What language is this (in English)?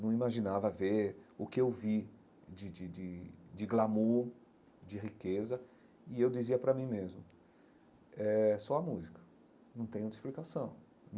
Portuguese